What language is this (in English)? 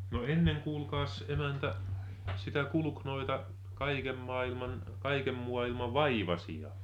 Finnish